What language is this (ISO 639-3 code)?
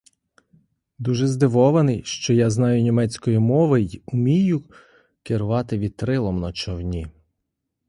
ukr